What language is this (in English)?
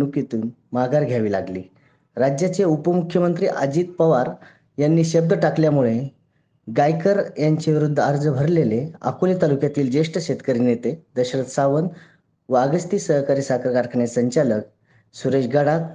Marathi